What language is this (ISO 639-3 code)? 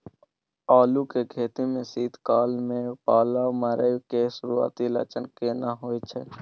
mai